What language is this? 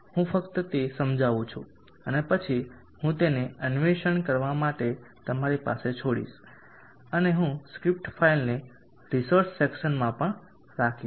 Gujarati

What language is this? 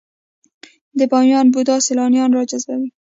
Pashto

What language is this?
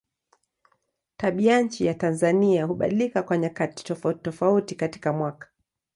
Swahili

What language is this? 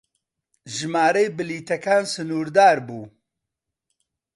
Central Kurdish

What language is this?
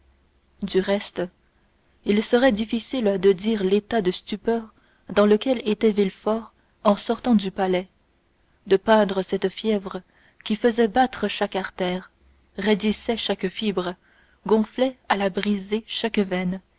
French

